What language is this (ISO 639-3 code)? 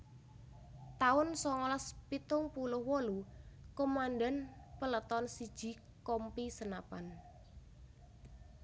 jav